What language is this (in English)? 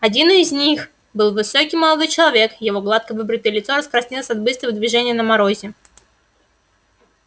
Russian